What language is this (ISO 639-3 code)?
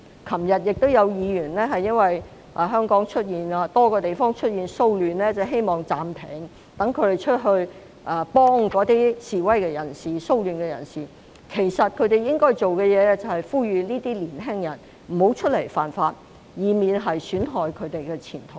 yue